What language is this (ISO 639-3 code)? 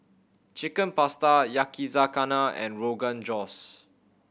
eng